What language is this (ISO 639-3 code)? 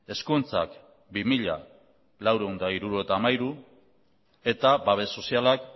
eus